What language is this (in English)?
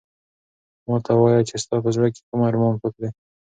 Pashto